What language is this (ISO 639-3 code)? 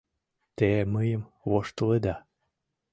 chm